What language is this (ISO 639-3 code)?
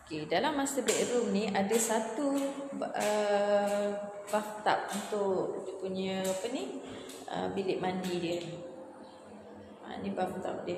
msa